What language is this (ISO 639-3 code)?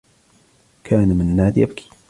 ara